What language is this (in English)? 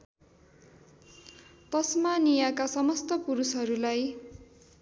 Nepali